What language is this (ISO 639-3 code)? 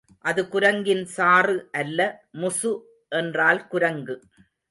tam